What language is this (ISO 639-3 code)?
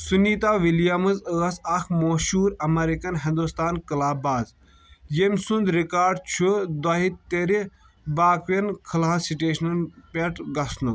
kas